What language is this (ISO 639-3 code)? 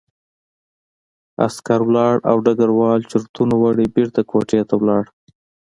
pus